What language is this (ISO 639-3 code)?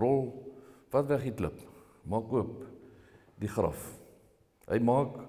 nld